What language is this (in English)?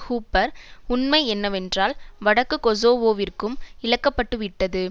Tamil